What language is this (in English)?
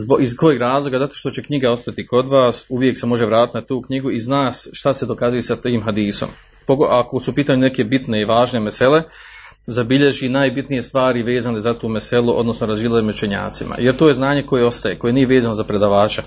Croatian